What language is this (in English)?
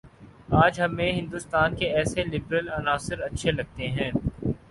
Urdu